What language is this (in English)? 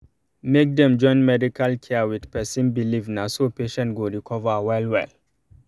Nigerian Pidgin